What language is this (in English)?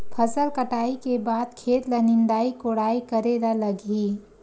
Chhattisgarhi